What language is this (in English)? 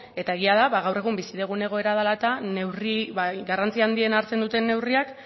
Basque